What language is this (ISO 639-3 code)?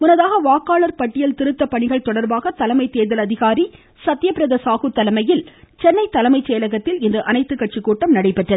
tam